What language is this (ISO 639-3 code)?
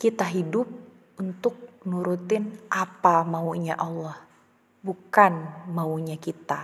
ind